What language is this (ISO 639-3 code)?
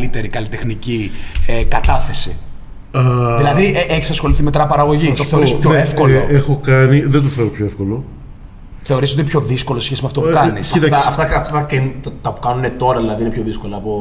ell